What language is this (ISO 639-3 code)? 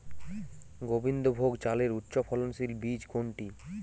ben